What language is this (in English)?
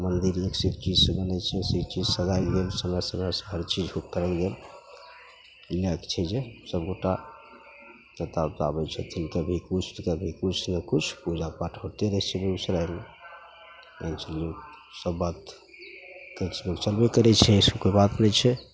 Maithili